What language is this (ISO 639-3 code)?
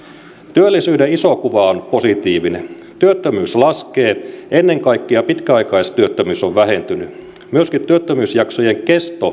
fin